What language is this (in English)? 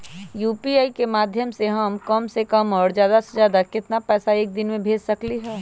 Magahi